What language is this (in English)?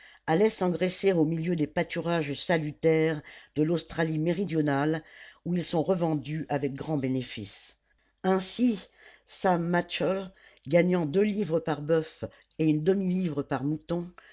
French